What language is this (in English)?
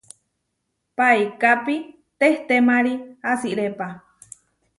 Huarijio